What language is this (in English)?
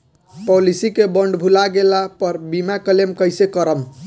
Bhojpuri